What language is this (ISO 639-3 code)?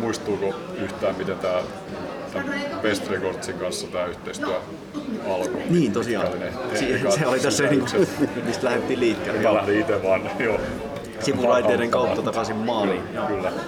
fin